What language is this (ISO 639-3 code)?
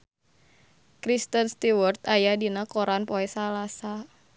sun